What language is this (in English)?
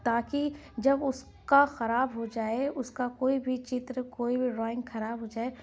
Urdu